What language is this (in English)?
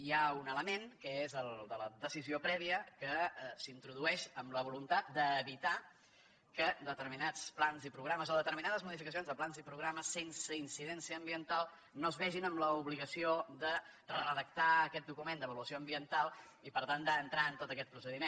Catalan